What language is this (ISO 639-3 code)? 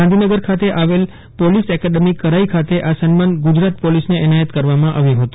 guj